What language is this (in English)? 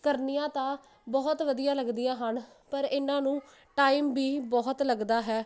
Punjabi